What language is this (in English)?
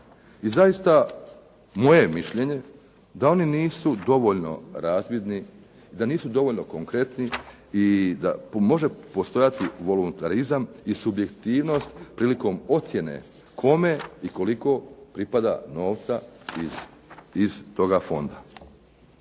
Croatian